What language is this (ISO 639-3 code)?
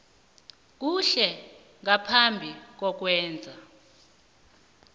nbl